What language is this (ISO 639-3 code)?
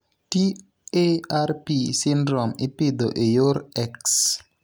luo